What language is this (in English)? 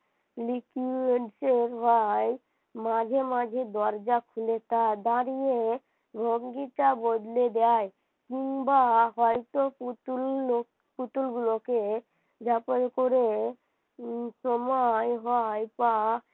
Bangla